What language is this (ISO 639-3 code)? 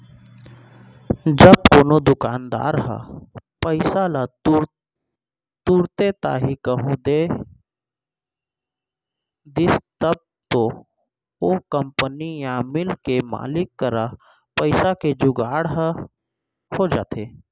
hne